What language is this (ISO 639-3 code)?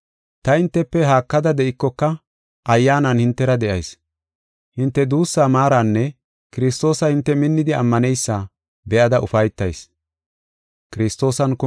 gof